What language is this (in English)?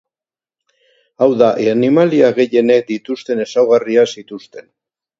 Basque